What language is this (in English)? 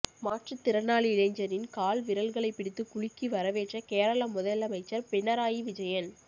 Tamil